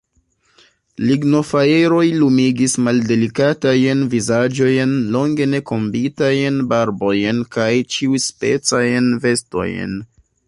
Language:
Esperanto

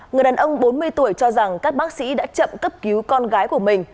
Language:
Vietnamese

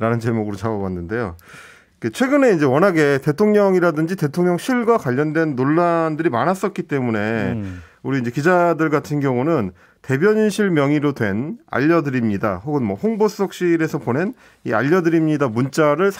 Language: Korean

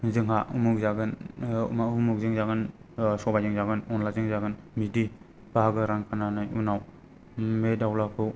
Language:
Bodo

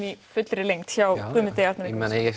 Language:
Icelandic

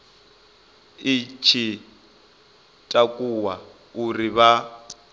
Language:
Venda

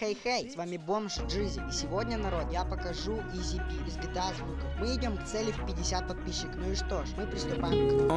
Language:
Russian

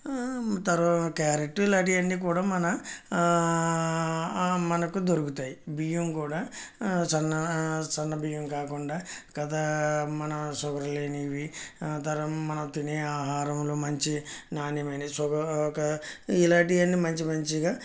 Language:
Telugu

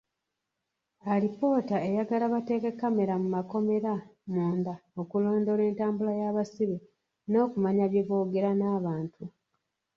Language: Ganda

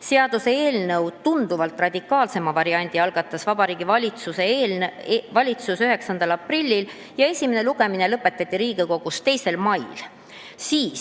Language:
Estonian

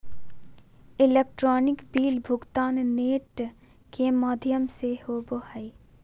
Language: Magahi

